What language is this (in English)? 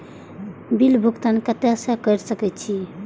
Maithili